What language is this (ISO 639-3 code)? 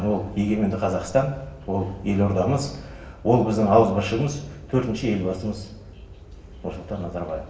kaz